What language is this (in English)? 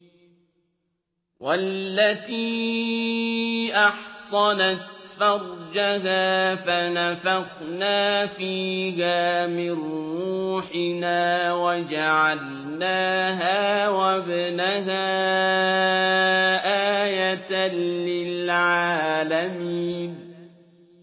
Arabic